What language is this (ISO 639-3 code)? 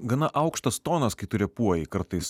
lit